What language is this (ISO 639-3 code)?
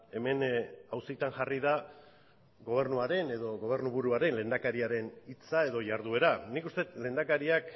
eus